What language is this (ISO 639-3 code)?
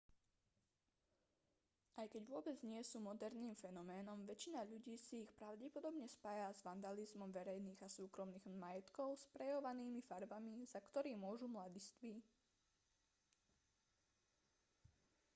slk